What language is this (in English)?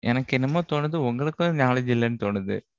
Tamil